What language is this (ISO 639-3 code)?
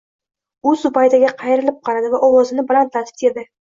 uzb